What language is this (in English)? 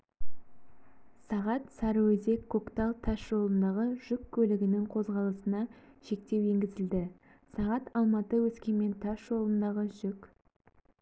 Kazakh